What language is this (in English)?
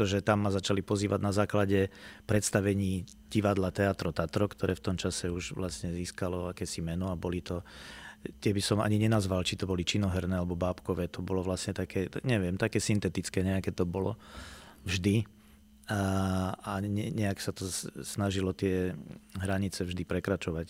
Slovak